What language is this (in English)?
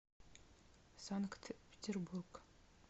Russian